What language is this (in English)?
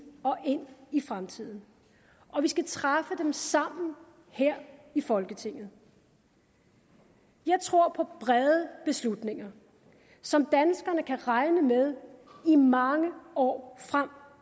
Danish